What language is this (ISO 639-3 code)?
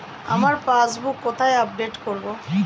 ben